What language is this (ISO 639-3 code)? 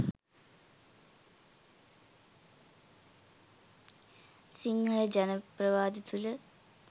sin